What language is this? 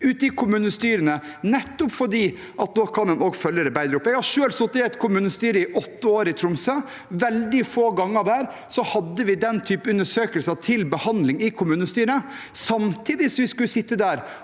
Norwegian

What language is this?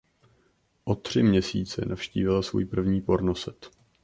Czech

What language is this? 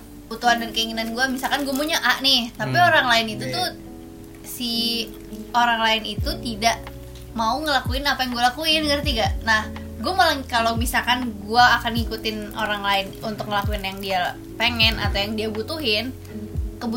Indonesian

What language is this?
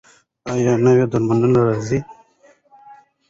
Pashto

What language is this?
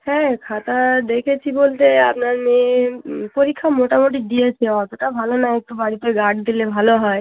Bangla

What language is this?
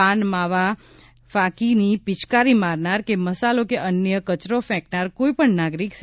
Gujarati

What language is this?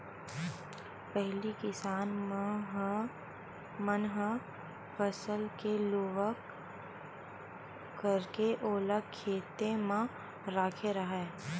Chhattisgarhi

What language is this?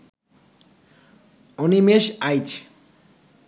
Bangla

